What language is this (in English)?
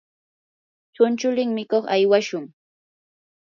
Yanahuanca Pasco Quechua